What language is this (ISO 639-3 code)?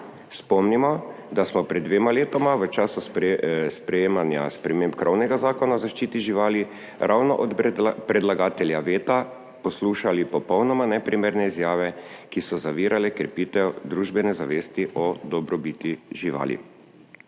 slv